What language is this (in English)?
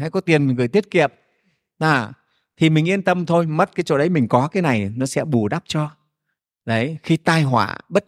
Vietnamese